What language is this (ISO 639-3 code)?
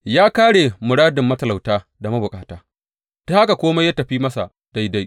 hau